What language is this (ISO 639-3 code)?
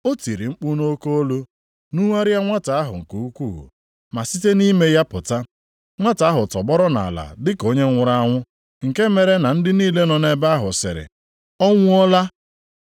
ibo